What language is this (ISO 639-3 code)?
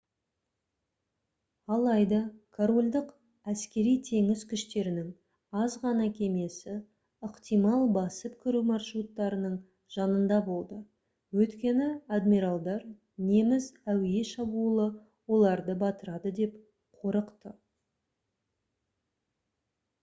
kaz